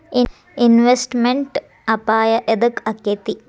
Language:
Kannada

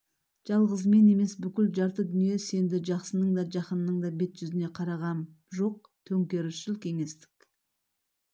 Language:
Kazakh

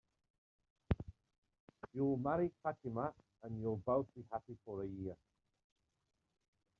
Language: English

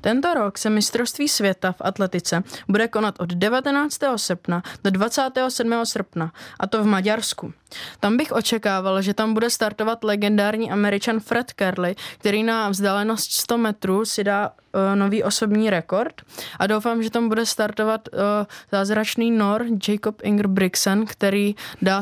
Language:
Czech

